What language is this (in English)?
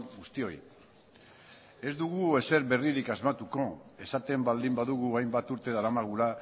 Basque